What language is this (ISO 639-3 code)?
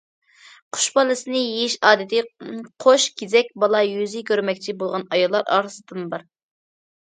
uig